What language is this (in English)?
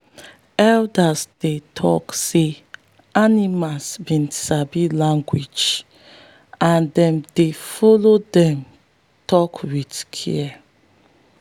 Nigerian Pidgin